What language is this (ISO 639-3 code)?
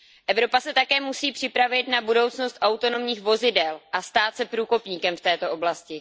ces